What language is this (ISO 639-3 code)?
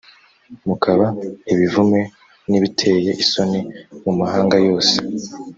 kin